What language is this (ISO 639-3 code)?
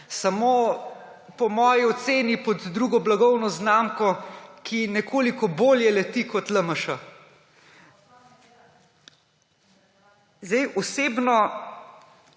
slv